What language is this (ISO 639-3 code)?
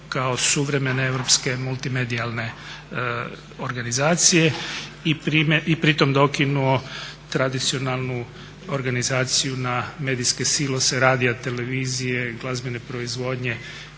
hrv